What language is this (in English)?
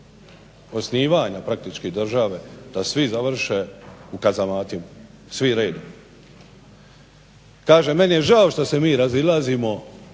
Croatian